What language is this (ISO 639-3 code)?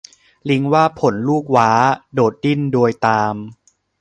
tha